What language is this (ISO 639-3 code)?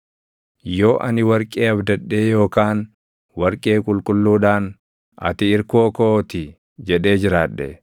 orm